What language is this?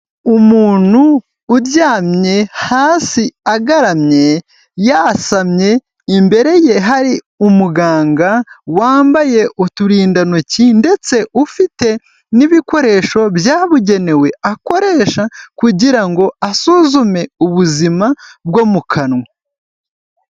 Kinyarwanda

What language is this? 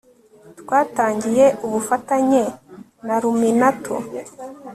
Kinyarwanda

